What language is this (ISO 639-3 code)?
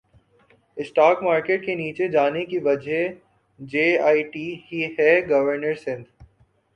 urd